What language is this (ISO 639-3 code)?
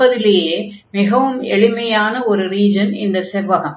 tam